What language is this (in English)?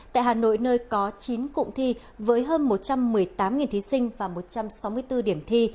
Vietnamese